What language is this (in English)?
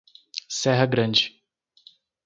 Portuguese